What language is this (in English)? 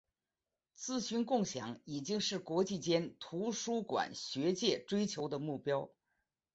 Chinese